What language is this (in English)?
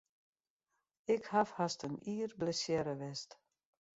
Western Frisian